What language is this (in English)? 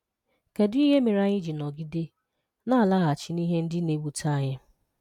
Igbo